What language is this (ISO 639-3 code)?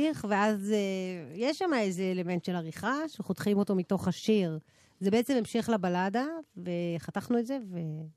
heb